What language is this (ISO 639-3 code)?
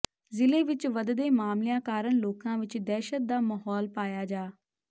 pan